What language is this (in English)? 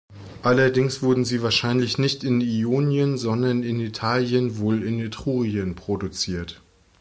German